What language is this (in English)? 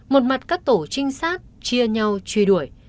Vietnamese